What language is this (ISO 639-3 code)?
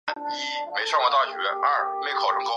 zho